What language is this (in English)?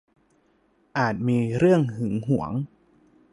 Thai